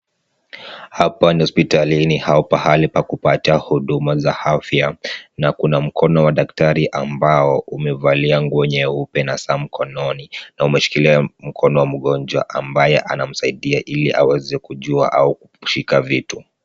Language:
Swahili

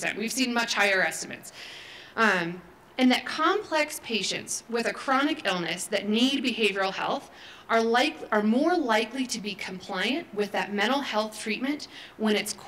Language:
English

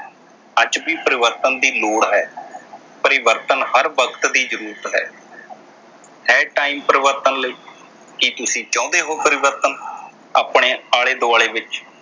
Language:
Punjabi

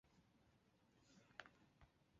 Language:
Chinese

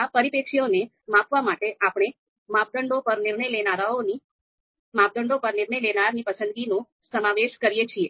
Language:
Gujarati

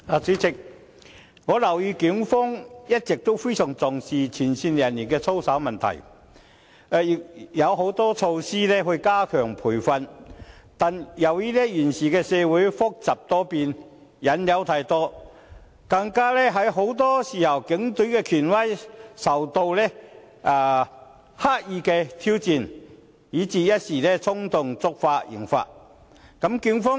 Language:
Cantonese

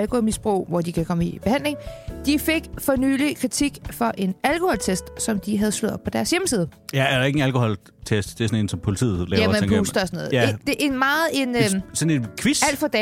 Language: Danish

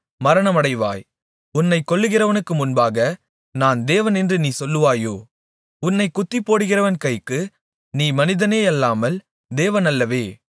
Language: Tamil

